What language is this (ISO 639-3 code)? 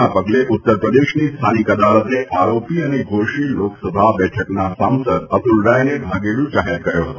guj